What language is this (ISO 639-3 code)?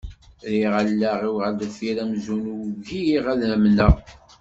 kab